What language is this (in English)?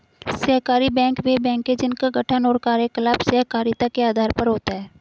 Hindi